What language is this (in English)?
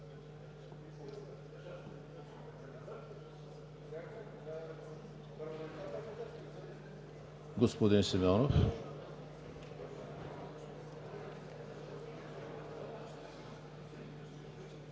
Bulgarian